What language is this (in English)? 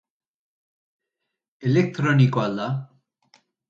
Basque